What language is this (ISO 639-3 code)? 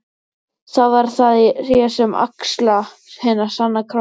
isl